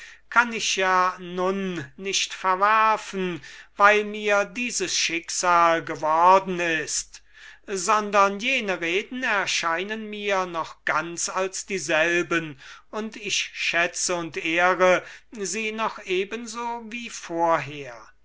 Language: German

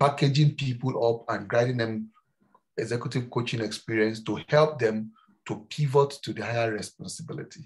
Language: English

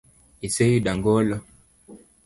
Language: Luo (Kenya and Tanzania)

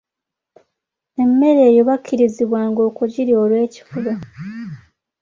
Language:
Ganda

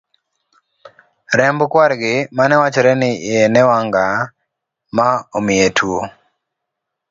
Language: Luo (Kenya and Tanzania)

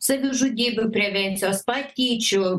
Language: Lithuanian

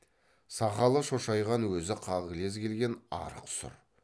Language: Kazakh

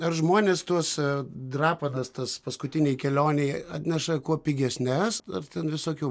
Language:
Lithuanian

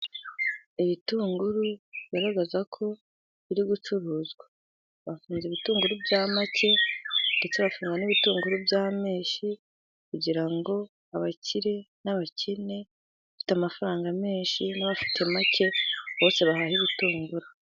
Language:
Kinyarwanda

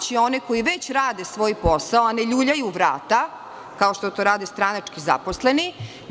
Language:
Serbian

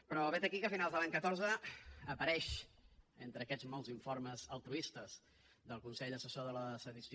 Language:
Catalan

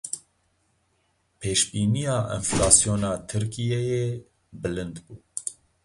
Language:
Kurdish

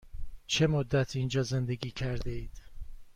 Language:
Persian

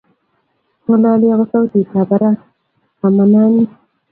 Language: Kalenjin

